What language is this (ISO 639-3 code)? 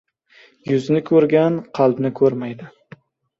uzb